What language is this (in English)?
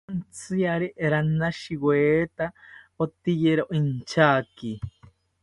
South Ucayali Ashéninka